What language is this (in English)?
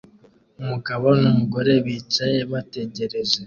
Kinyarwanda